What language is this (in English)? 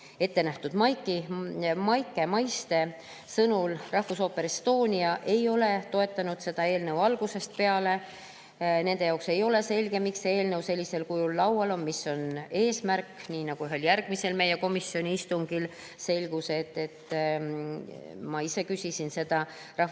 Estonian